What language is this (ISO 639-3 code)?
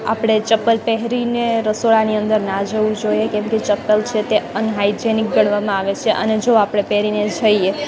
guj